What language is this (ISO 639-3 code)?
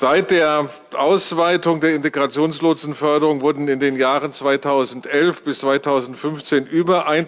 deu